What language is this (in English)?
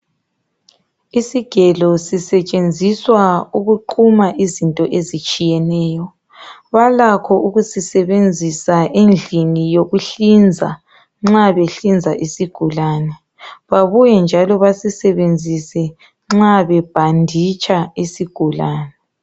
North Ndebele